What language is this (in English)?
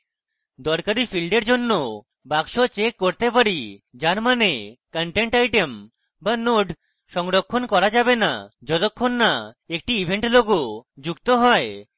Bangla